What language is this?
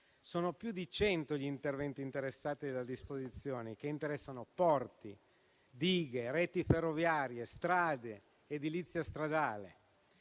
Italian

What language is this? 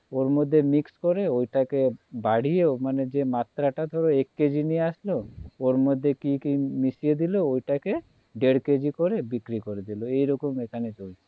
Bangla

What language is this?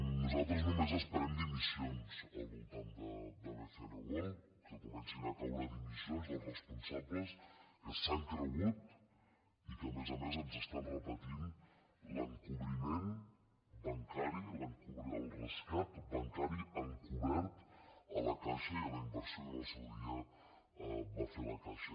Catalan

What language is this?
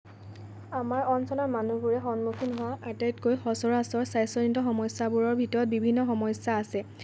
Assamese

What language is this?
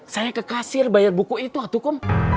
Indonesian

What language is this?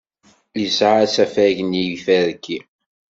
Kabyle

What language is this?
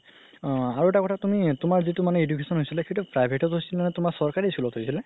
Assamese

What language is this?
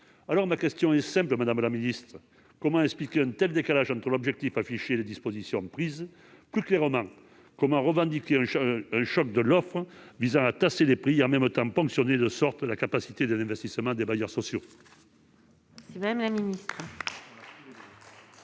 French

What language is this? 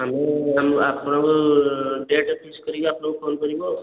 Odia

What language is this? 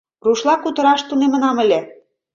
Mari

